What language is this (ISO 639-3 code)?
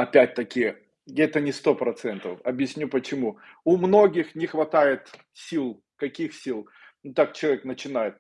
rus